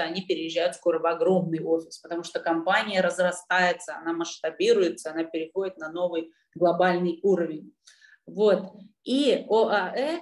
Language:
Russian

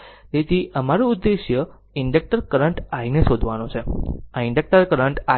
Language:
Gujarati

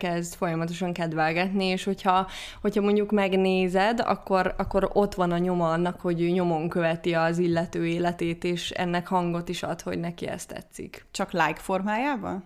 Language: Hungarian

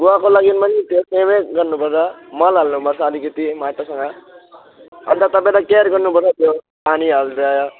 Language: Nepali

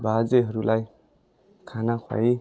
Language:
Nepali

